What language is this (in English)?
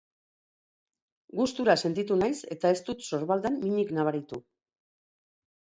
Basque